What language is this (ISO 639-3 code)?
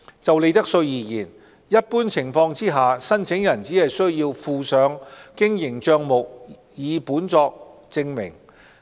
yue